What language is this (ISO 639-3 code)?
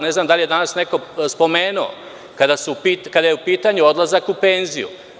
srp